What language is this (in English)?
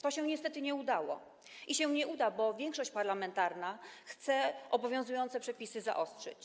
Polish